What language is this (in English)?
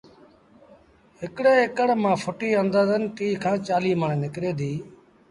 Sindhi Bhil